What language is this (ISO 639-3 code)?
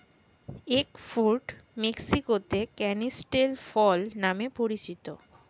ben